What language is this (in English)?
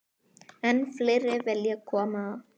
Icelandic